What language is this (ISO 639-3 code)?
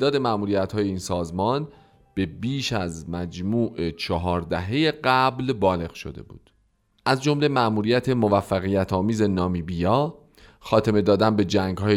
fas